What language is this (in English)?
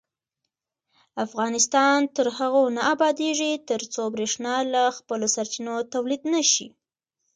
Pashto